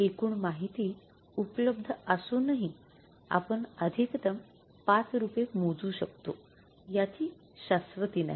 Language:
Marathi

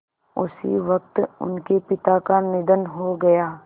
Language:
Hindi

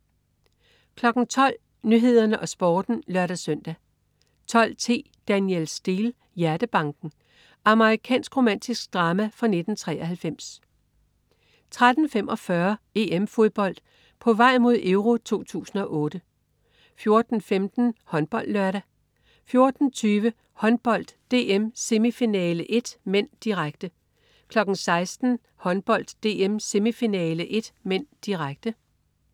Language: Danish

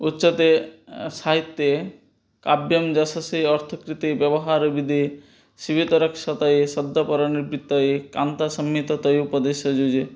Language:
Sanskrit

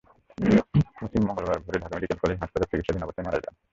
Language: Bangla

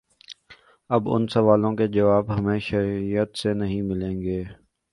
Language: Urdu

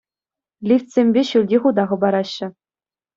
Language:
Chuvash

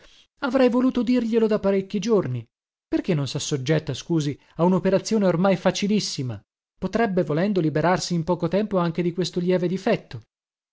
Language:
Italian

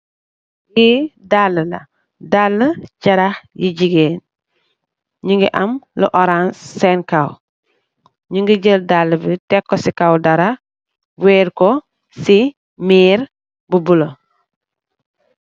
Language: Wolof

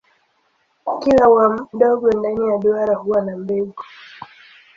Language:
Swahili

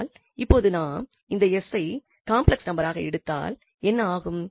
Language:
Tamil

